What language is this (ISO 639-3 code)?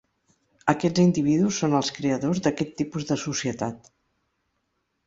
cat